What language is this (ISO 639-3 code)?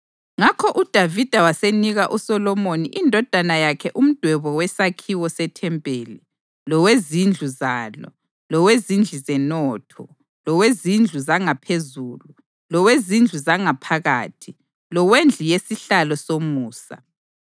nde